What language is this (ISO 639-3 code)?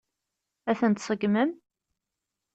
kab